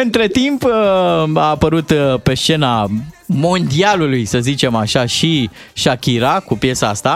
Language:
Romanian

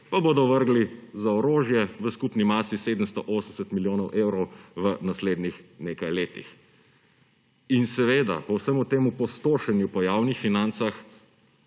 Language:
Slovenian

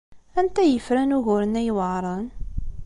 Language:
Kabyle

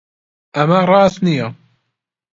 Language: Central Kurdish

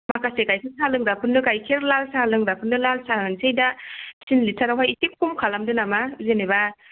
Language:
Bodo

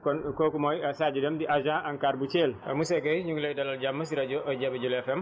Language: Wolof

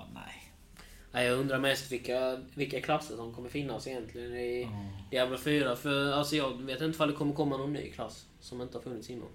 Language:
Swedish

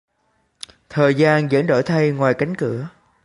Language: Vietnamese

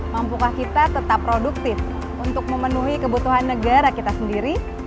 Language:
Indonesian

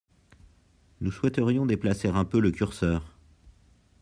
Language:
French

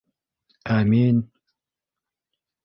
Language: Bashkir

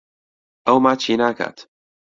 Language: Central Kurdish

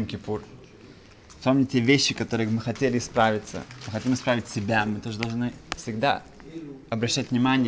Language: Russian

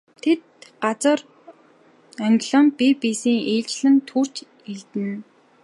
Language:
Mongolian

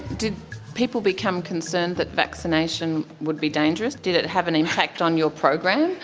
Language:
English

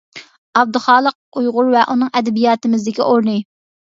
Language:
Uyghur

